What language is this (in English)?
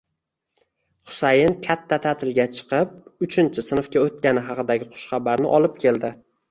Uzbek